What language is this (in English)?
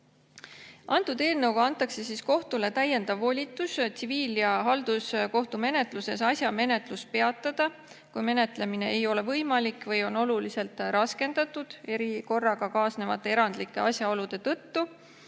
Estonian